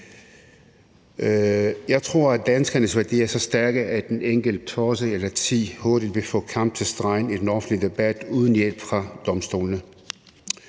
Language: Danish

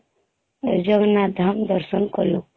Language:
Odia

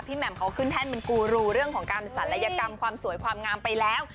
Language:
Thai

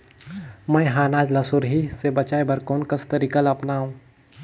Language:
Chhattisgarhi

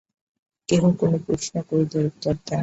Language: Bangla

